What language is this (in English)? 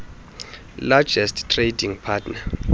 Xhosa